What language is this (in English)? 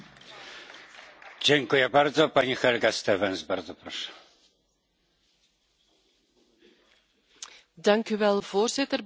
Dutch